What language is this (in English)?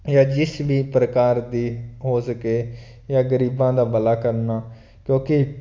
Punjabi